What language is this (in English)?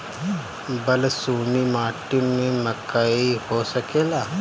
Bhojpuri